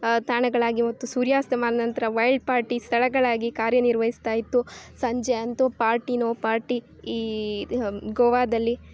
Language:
Kannada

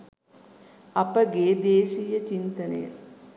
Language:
Sinhala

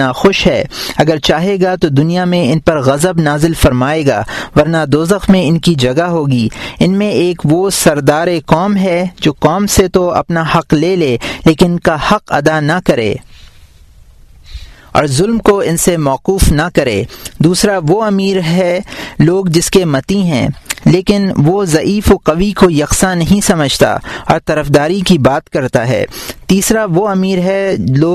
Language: Urdu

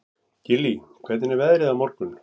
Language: Icelandic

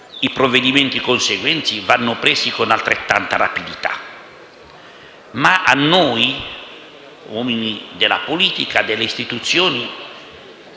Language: Italian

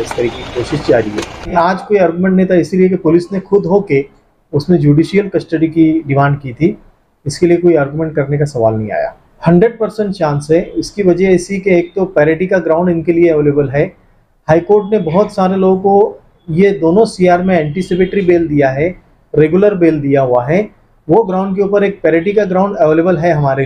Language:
Hindi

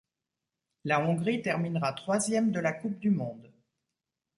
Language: French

